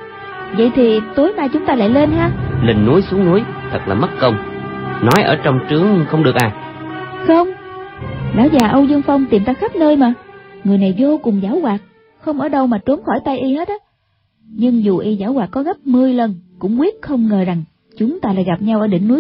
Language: Vietnamese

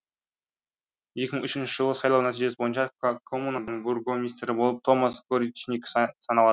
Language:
Kazakh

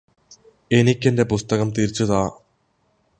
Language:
Malayalam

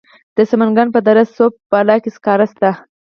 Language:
Pashto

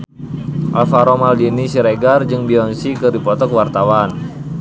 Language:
Sundanese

